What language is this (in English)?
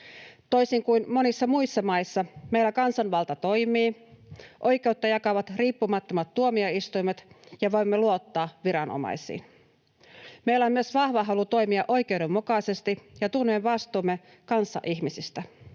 Finnish